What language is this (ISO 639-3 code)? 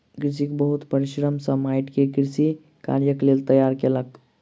mai